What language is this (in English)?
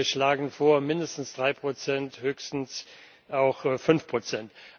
German